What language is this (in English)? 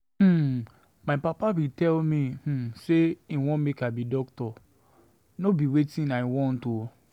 Nigerian Pidgin